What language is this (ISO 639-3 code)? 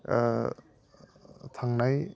brx